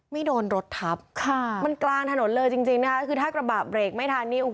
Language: Thai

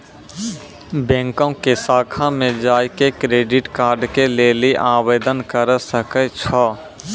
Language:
Maithili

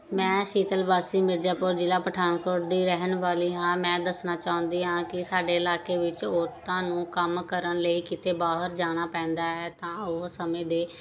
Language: Punjabi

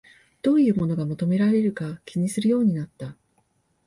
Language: Japanese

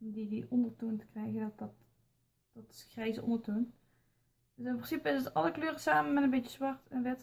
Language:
Dutch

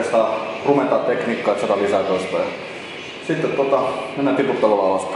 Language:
Finnish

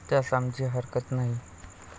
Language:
Marathi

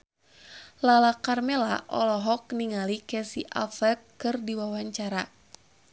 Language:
Sundanese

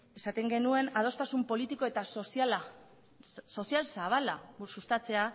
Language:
Basque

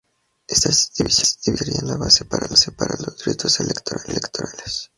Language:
Spanish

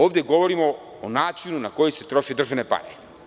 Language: Serbian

